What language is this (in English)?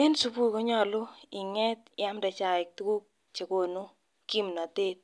Kalenjin